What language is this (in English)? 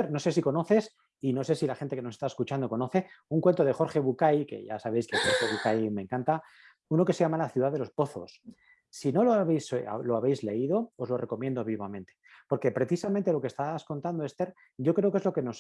Spanish